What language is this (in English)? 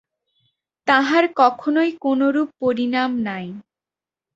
Bangla